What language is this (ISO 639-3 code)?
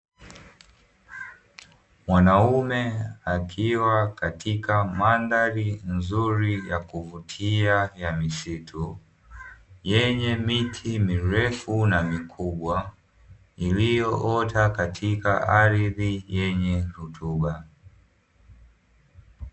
swa